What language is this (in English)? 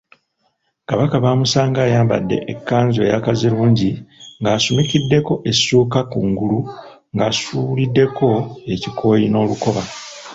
Ganda